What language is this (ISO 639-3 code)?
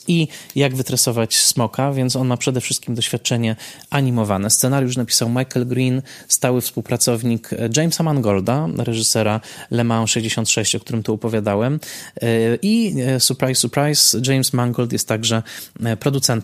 pol